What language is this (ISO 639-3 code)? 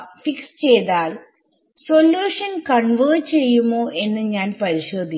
mal